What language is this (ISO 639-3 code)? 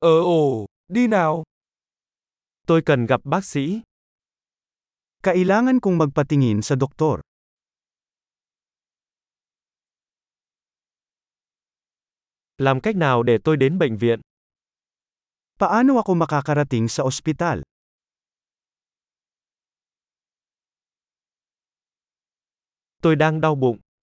vie